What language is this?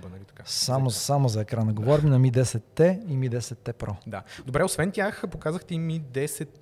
Bulgarian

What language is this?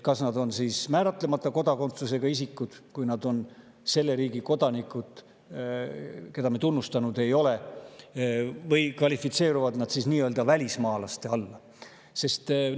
Estonian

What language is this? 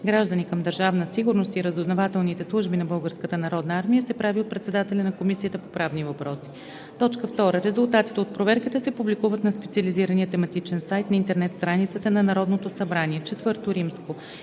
Bulgarian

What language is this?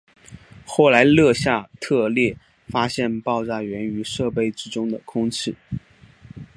Chinese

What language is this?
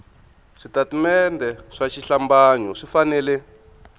Tsonga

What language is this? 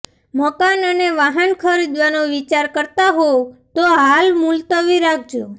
Gujarati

